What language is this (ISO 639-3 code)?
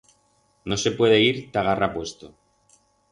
arg